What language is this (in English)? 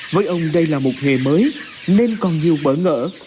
Vietnamese